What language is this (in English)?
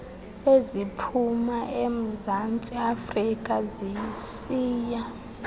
Xhosa